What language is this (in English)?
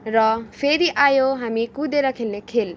Nepali